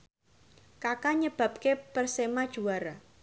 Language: Javanese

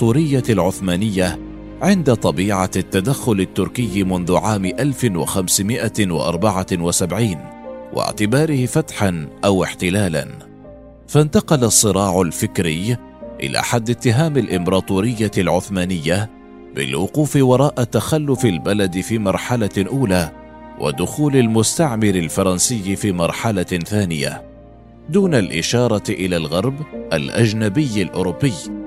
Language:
Arabic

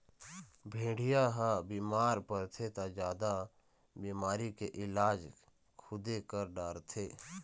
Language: Chhattisgarhi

